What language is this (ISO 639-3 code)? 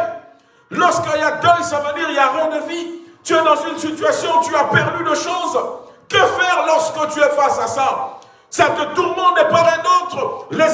fra